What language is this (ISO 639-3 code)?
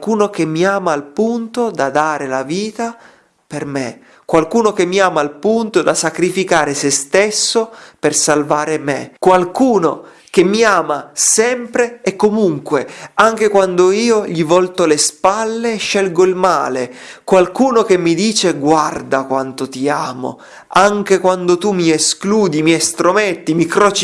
ita